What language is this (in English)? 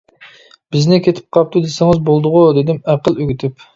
Uyghur